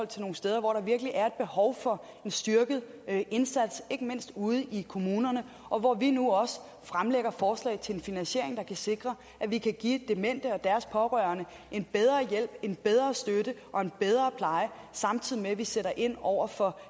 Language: Danish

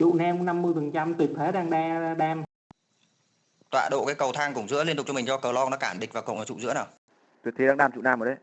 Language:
Vietnamese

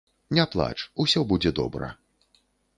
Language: Belarusian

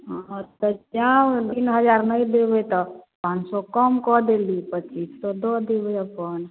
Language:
Maithili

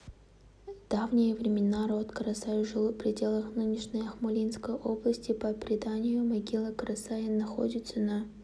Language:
Kazakh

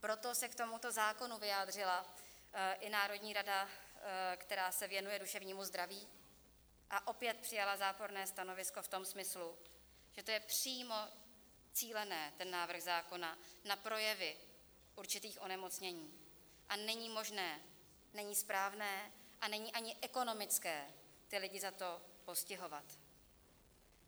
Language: Czech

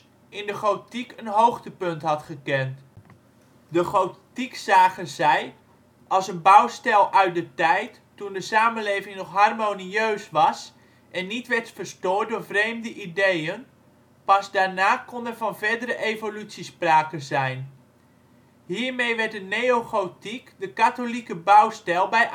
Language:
Dutch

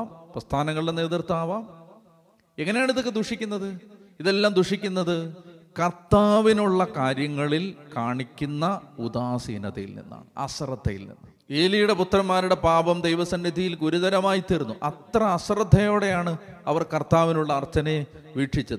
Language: Malayalam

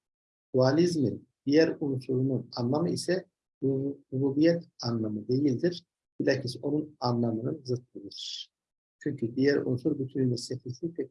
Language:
Turkish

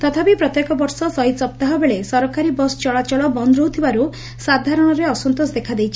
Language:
Odia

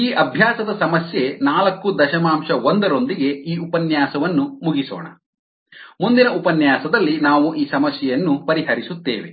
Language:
Kannada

